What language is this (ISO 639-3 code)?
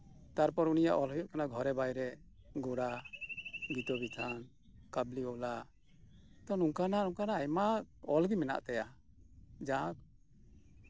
sat